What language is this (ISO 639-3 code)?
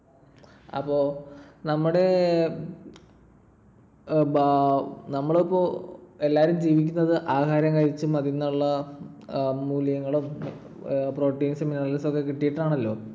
mal